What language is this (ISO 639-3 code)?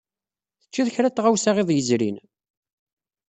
kab